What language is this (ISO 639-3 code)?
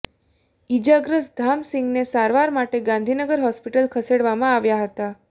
guj